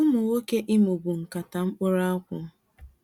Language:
Igbo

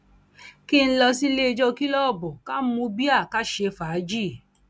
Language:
Yoruba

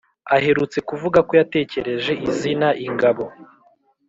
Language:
Kinyarwanda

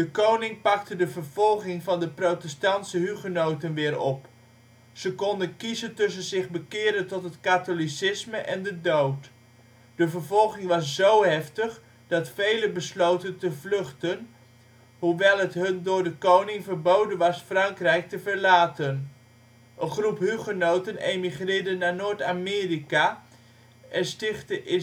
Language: Dutch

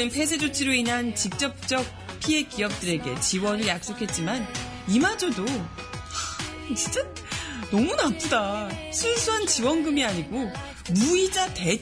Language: Korean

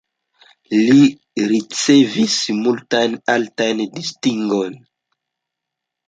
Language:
Esperanto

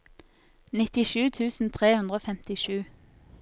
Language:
Norwegian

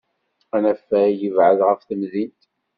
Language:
Kabyle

